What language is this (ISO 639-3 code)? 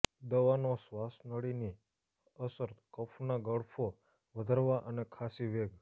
guj